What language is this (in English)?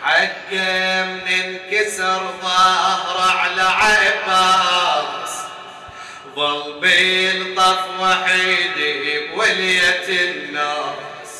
Arabic